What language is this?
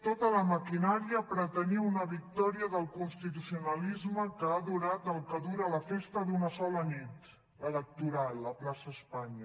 Catalan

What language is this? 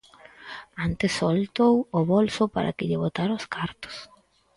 Galician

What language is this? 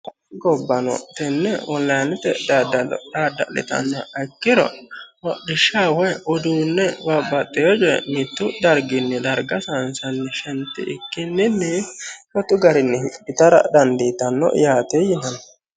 Sidamo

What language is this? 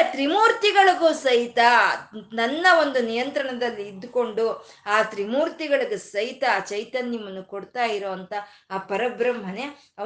Kannada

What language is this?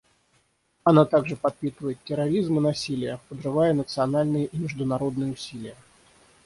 Russian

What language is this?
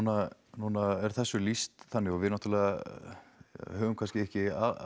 Icelandic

